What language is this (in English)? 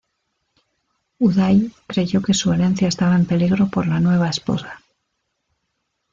Spanish